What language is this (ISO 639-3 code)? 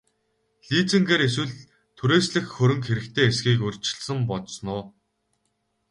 mon